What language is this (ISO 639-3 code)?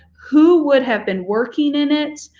eng